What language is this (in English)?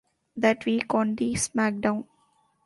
English